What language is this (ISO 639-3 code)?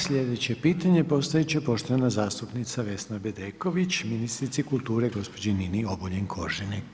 hrv